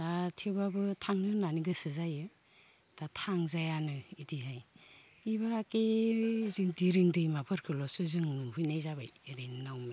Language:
Bodo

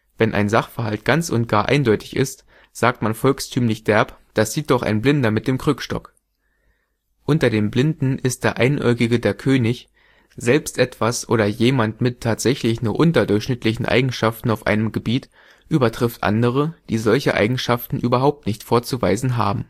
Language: German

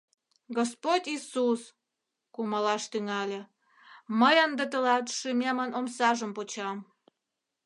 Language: Mari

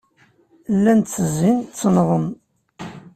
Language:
Kabyle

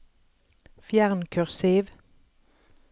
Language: Norwegian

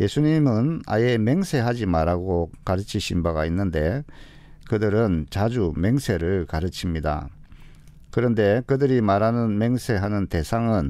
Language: Korean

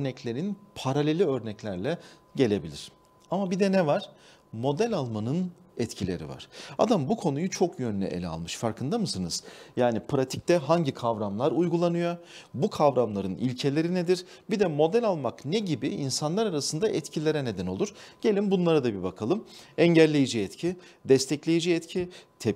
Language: Turkish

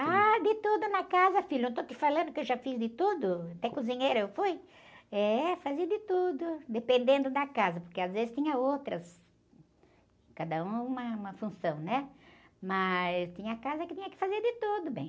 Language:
Portuguese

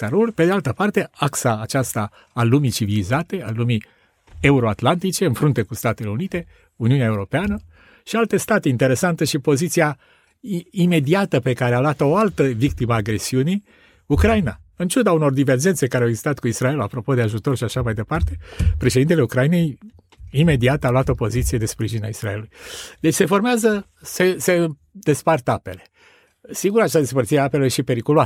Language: Romanian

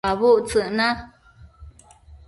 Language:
Matsés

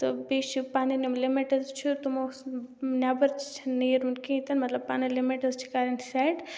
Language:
Kashmiri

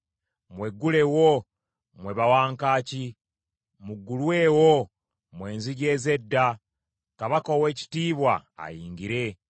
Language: Ganda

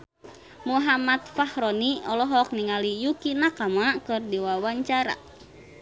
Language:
Sundanese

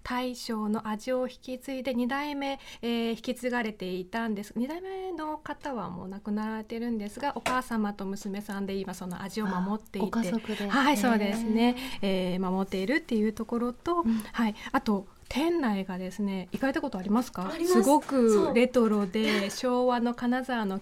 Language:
Japanese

